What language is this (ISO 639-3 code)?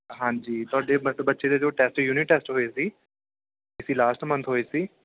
pan